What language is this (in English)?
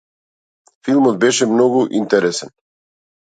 Macedonian